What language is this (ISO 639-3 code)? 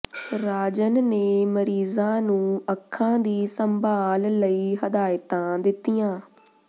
pan